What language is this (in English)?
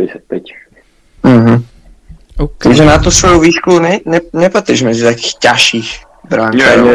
Slovak